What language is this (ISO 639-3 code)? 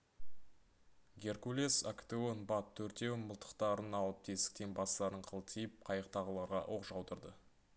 kaz